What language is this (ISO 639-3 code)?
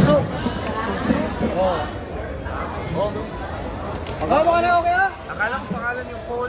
fil